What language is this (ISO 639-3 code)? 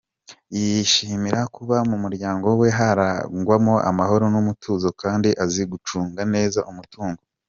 kin